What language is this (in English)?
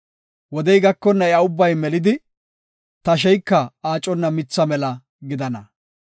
Gofa